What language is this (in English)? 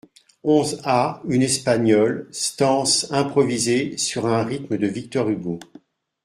French